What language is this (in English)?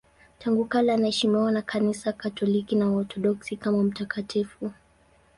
Swahili